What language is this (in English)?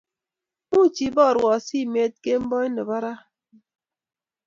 Kalenjin